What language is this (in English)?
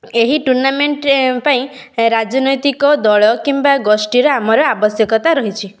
Odia